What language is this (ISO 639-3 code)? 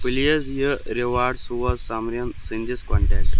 kas